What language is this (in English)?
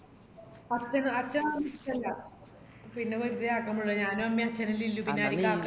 Malayalam